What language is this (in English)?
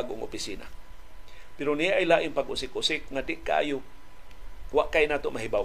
Filipino